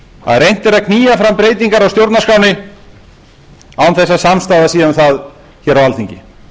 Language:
Icelandic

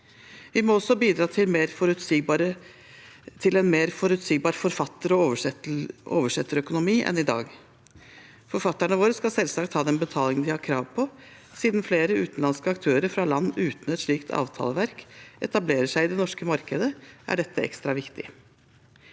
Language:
Norwegian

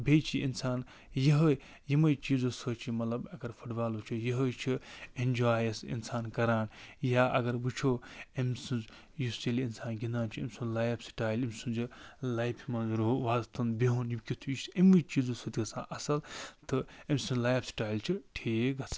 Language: Kashmiri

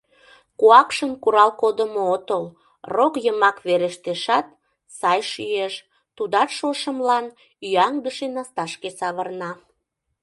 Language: Mari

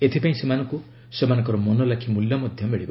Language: Odia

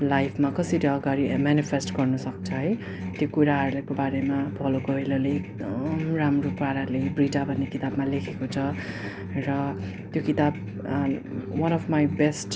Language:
Nepali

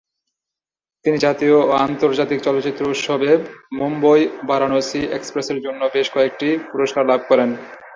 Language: Bangla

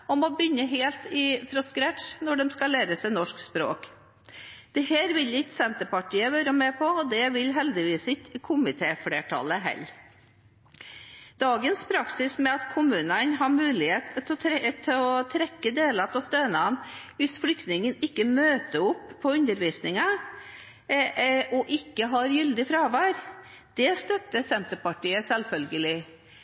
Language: Norwegian Bokmål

